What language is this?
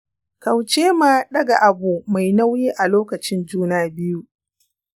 Hausa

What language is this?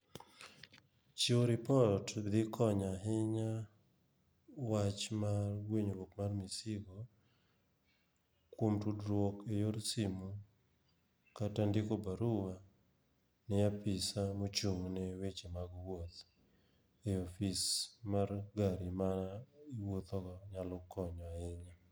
Luo (Kenya and Tanzania)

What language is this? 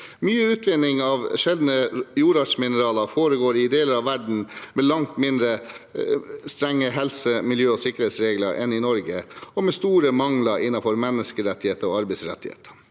Norwegian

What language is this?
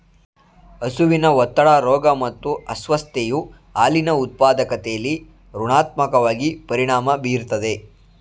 Kannada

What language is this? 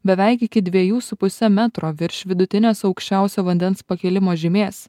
Lithuanian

